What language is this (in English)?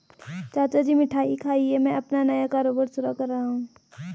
Hindi